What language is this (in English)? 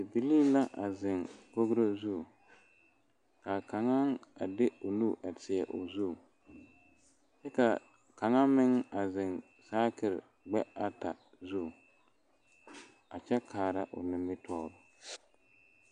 Southern Dagaare